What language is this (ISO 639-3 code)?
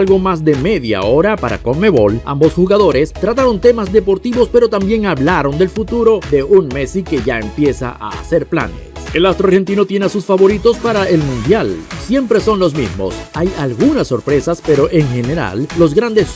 spa